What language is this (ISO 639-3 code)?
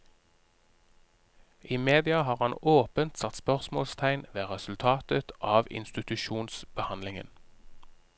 nor